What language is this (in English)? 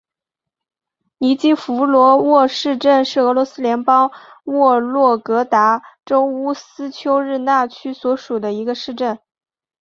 Chinese